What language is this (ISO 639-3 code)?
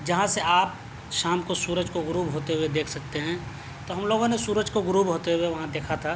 urd